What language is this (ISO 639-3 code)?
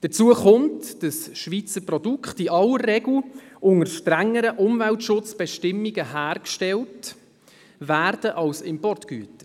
gsw